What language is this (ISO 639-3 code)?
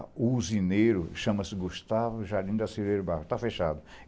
por